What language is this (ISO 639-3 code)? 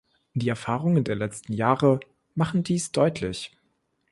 deu